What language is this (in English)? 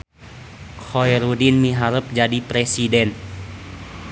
Sundanese